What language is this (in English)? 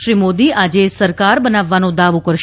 Gujarati